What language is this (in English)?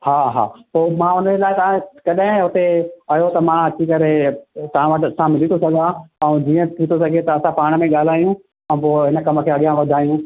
Sindhi